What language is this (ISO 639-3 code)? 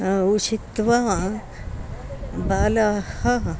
san